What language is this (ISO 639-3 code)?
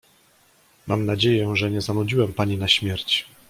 pol